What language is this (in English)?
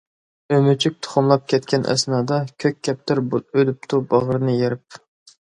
Uyghur